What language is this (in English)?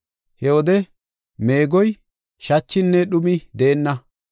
Gofa